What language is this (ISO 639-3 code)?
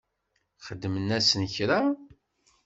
kab